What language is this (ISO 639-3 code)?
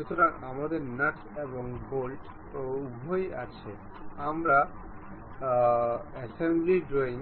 ben